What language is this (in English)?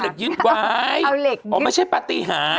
Thai